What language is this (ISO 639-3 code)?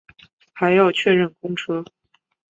zho